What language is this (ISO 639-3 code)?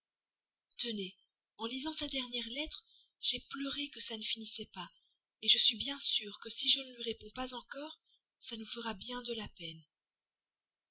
fra